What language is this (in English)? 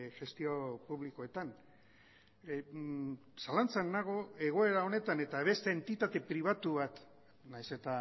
Basque